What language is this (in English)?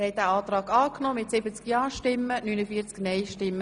Swiss German